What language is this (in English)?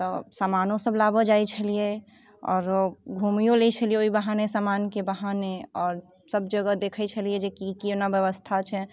Maithili